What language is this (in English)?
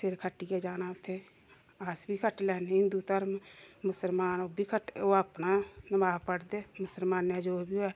Dogri